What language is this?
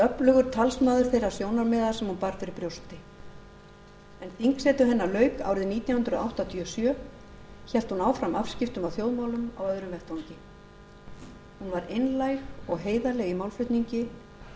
Icelandic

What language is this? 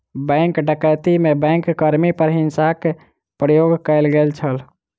Maithili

